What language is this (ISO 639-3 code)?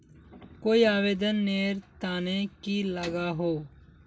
mag